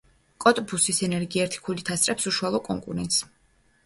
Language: Georgian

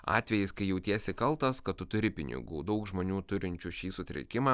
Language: Lithuanian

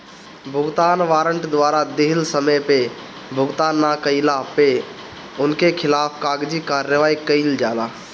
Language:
Bhojpuri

